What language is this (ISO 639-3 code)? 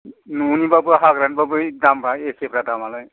brx